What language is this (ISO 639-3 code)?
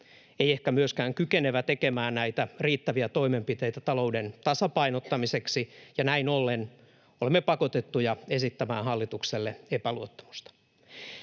fin